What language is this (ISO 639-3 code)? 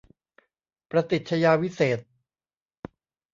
tha